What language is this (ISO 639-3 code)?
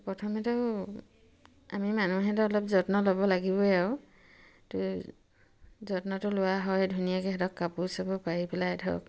asm